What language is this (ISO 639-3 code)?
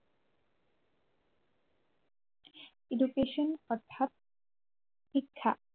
asm